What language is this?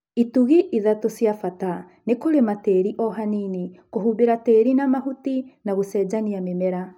Kikuyu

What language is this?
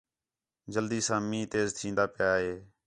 Khetrani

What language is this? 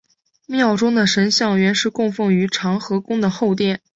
Chinese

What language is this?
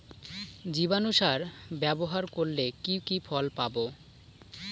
Bangla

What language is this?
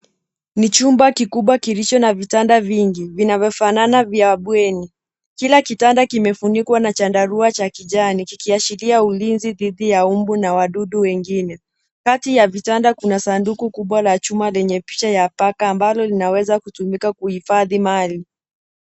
Swahili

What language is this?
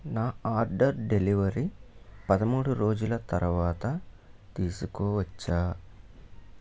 Telugu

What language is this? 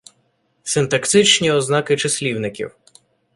Ukrainian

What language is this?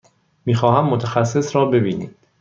Persian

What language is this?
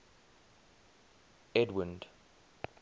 English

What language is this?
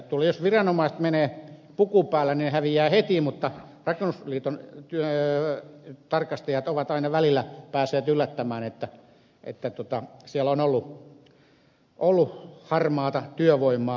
Finnish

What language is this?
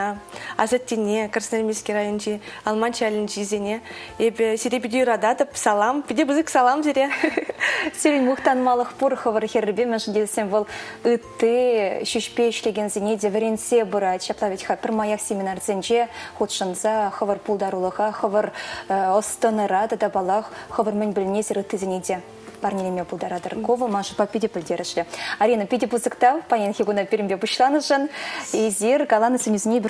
Russian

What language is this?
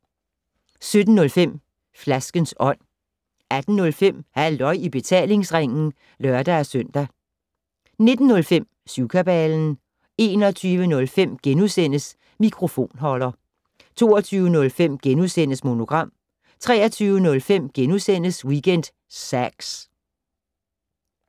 Danish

